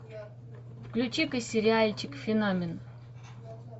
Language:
Russian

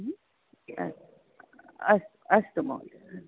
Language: Sanskrit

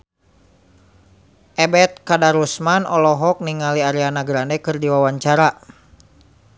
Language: Sundanese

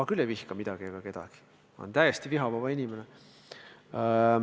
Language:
Estonian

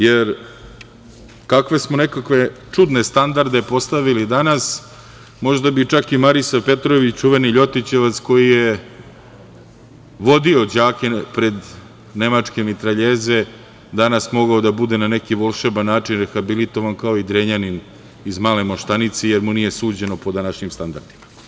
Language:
Serbian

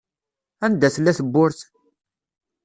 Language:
Kabyle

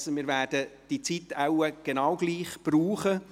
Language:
Swiss German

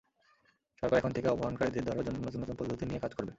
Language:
Bangla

